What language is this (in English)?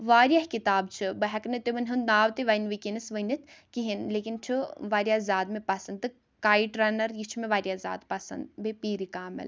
Kashmiri